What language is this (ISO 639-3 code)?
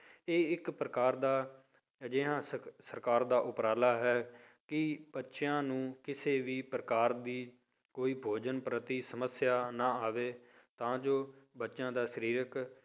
pan